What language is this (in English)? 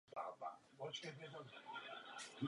Czech